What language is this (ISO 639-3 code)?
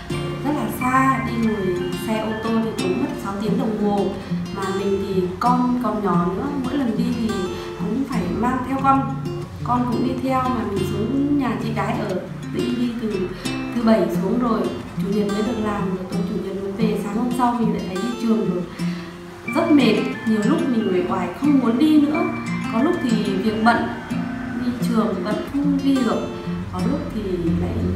vie